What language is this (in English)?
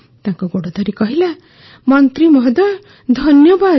Odia